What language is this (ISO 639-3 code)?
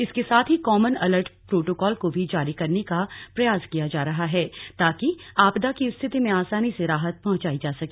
hin